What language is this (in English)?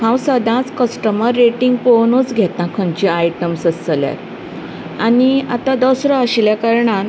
Konkani